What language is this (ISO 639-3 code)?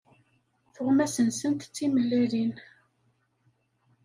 kab